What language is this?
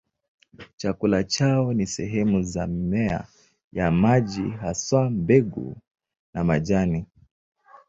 Swahili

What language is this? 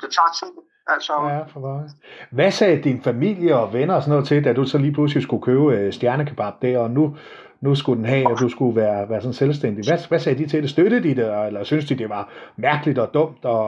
Danish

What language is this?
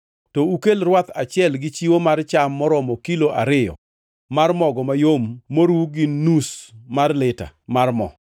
Luo (Kenya and Tanzania)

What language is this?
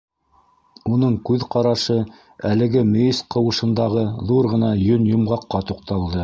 Bashkir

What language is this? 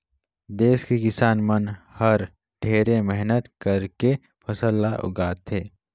Chhattisgarhi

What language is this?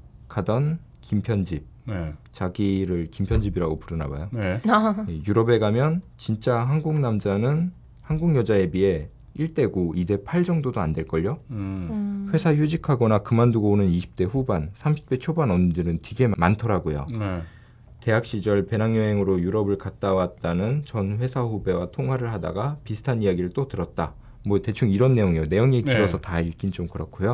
Korean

